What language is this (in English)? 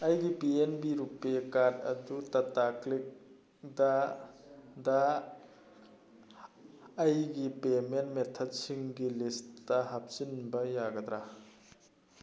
Manipuri